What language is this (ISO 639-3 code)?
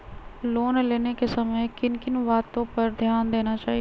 mag